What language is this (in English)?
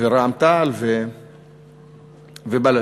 Hebrew